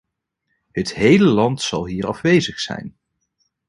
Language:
Dutch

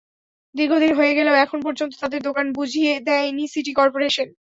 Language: Bangla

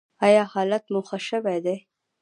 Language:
Pashto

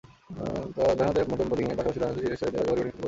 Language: Bangla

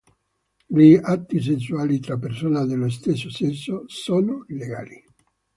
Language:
Italian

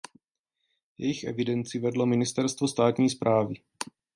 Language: Czech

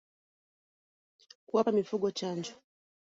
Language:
Swahili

